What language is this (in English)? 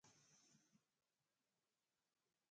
Phalura